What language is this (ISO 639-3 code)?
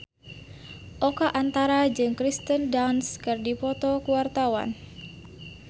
sun